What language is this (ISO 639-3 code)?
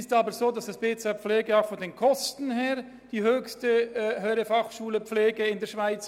gsw